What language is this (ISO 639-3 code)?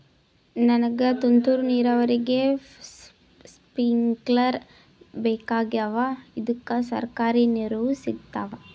kan